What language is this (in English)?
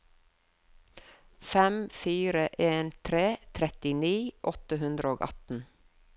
Norwegian